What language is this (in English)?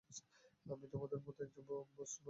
Bangla